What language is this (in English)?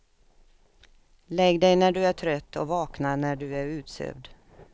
Swedish